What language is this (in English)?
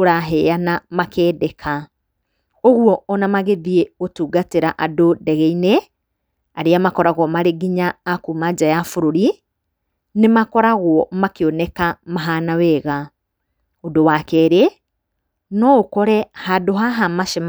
Kikuyu